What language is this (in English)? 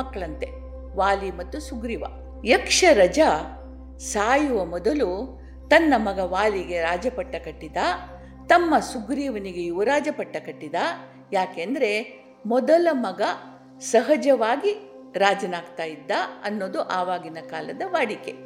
Kannada